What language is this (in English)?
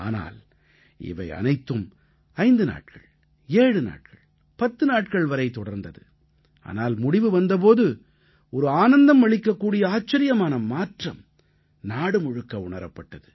Tamil